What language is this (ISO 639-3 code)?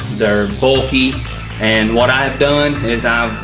eng